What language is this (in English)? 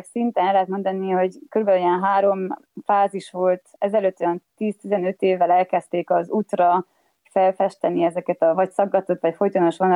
Hungarian